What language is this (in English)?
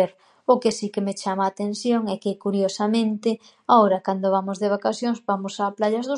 Galician